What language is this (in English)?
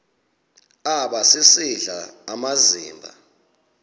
Xhosa